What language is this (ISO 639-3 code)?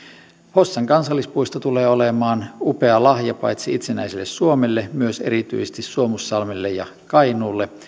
fin